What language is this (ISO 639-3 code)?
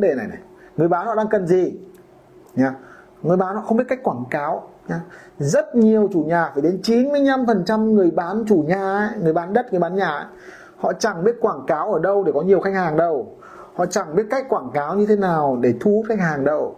vie